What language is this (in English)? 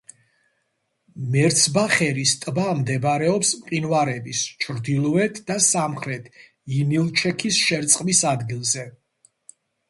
Georgian